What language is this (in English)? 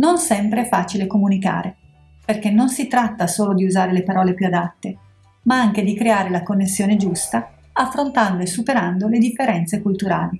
Italian